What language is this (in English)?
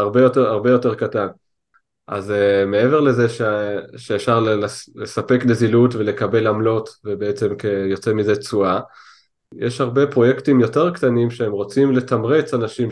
Hebrew